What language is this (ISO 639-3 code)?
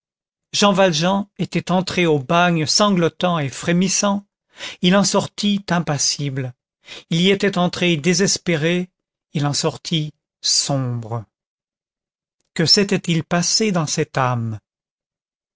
fra